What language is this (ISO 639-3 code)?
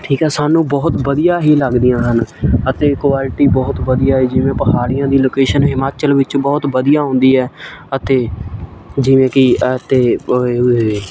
pan